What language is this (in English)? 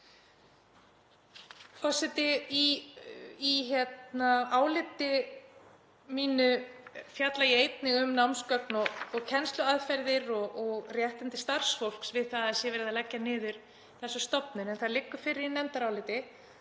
Icelandic